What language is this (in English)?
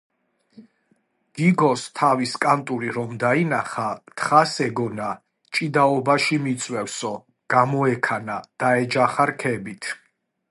Georgian